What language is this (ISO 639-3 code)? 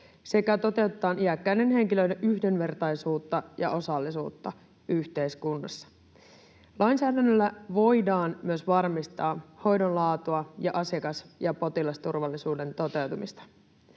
fin